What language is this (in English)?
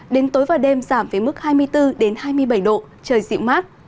Vietnamese